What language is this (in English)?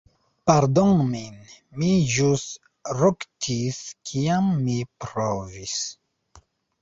Esperanto